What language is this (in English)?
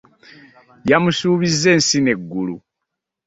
Ganda